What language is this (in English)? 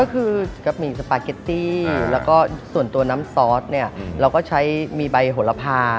Thai